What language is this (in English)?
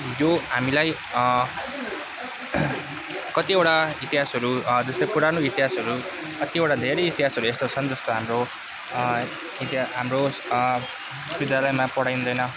Nepali